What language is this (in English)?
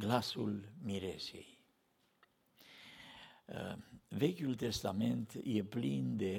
Romanian